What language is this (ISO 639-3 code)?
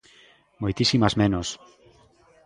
glg